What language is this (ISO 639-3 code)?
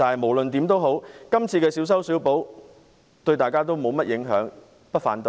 yue